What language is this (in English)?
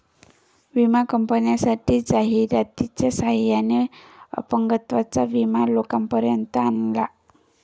Marathi